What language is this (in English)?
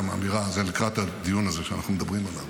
Hebrew